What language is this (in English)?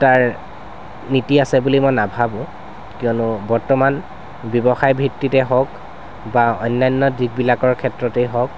Assamese